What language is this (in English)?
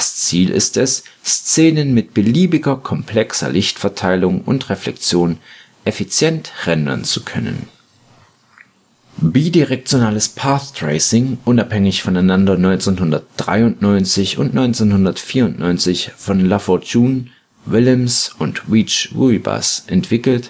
German